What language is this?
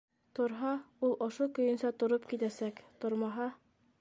Bashkir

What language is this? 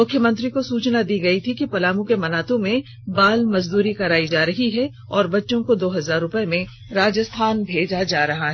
Hindi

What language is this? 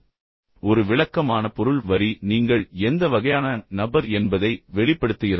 Tamil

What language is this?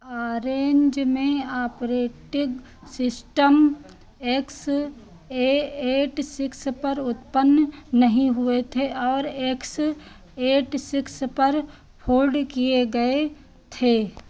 Hindi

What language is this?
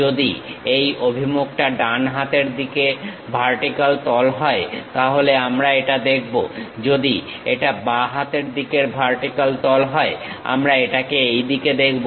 Bangla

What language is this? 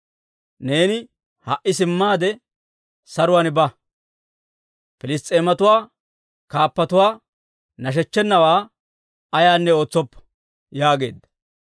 Dawro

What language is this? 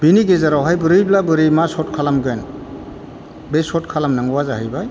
Bodo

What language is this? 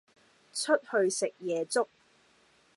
Cantonese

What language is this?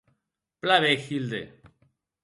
Occitan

